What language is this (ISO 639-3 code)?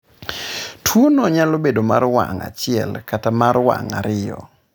luo